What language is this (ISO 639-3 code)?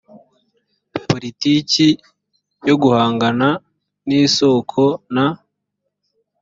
kin